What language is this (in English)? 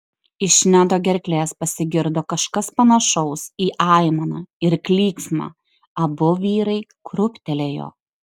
Lithuanian